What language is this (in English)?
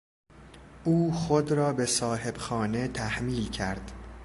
Persian